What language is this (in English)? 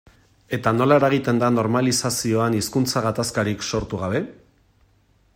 Basque